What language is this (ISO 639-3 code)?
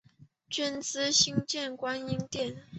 zho